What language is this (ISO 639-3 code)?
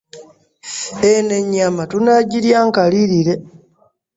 lug